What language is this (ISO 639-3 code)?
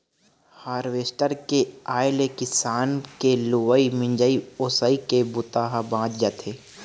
hne